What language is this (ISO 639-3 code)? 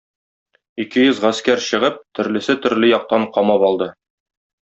tat